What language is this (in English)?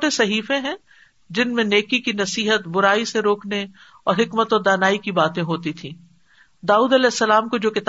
Urdu